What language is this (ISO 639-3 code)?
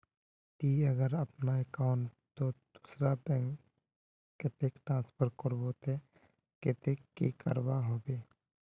mag